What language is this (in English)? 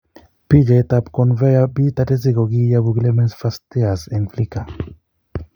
Kalenjin